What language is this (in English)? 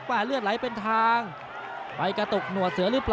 Thai